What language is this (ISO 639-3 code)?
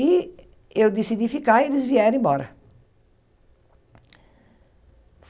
por